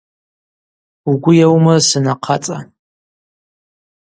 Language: Abaza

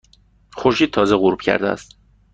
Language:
Persian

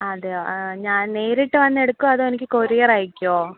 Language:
Malayalam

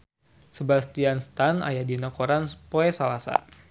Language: Sundanese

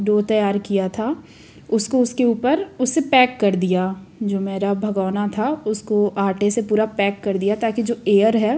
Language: Hindi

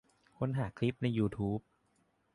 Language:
Thai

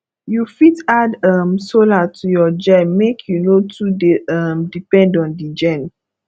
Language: Nigerian Pidgin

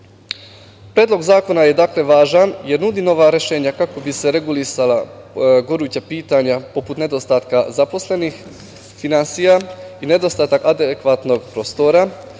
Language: Serbian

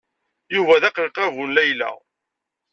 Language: Kabyle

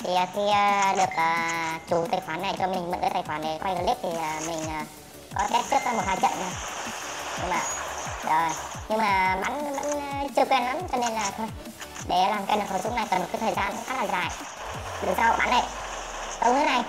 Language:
Vietnamese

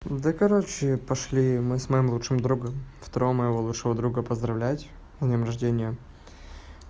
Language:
Russian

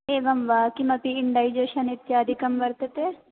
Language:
Sanskrit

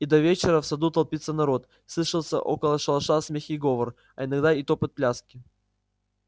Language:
Russian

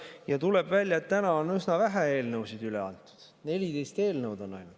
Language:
Estonian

